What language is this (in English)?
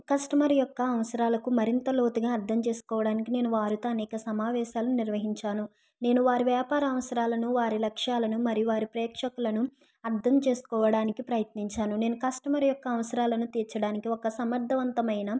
Telugu